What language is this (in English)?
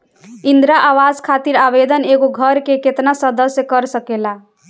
Bhojpuri